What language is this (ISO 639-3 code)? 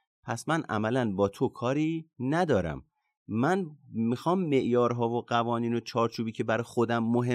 fas